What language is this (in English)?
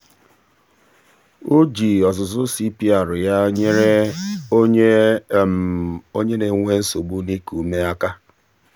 Igbo